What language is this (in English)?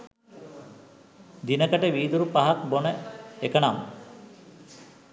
Sinhala